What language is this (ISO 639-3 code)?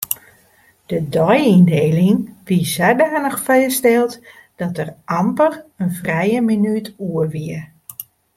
fry